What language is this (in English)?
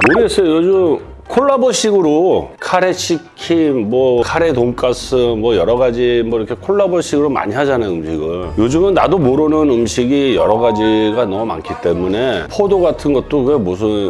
Korean